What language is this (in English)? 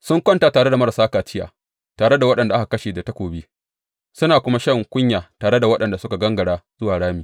Hausa